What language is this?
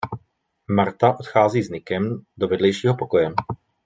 Czech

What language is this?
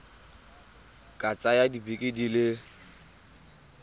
Tswana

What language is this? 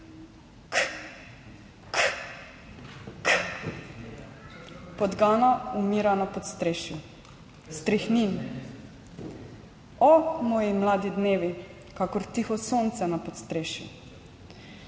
Slovenian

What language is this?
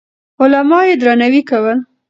Pashto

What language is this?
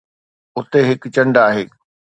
Sindhi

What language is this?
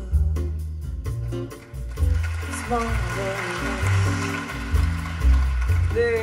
Japanese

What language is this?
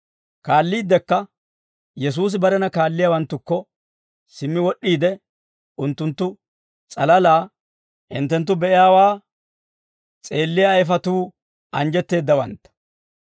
Dawro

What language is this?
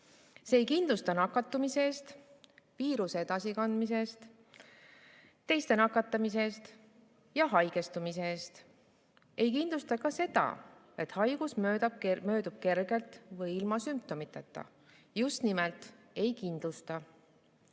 Estonian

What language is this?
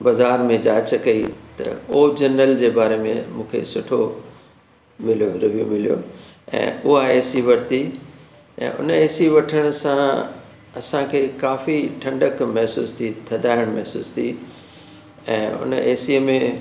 Sindhi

